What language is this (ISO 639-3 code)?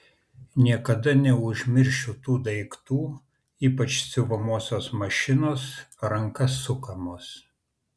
lit